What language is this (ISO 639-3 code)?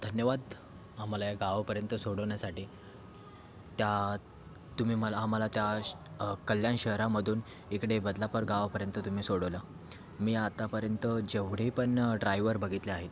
mar